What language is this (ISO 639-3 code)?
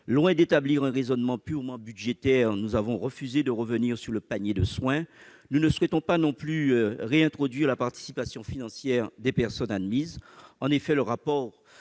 fra